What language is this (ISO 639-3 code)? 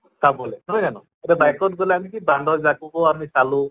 asm